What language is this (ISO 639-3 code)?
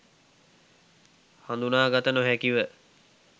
sin